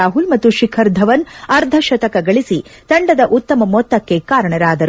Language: Kannada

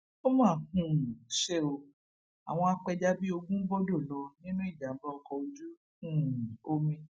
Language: Yoruba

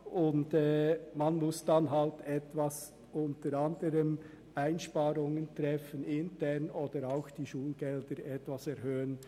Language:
Swiss German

